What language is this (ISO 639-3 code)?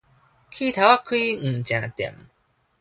nan